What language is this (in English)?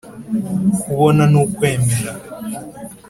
Kinyarwanda